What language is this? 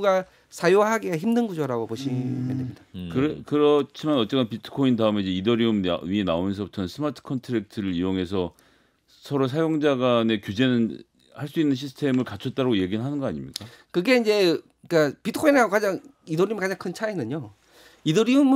Korean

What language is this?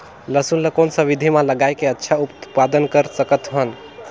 Chhattisgarhi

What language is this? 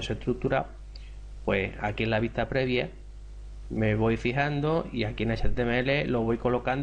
Spanish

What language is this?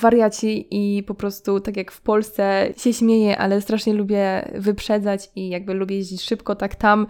Polish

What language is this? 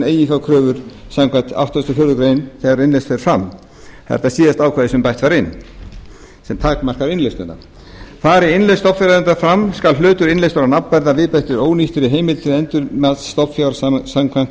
Icelandic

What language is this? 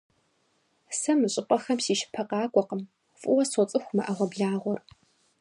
Kabardian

